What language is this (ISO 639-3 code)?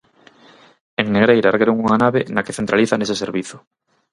glg